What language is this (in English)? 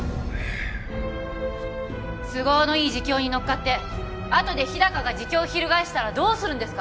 Japanese